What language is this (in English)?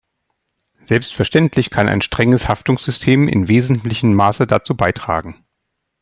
German